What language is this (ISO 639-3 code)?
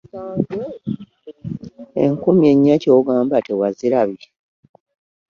lug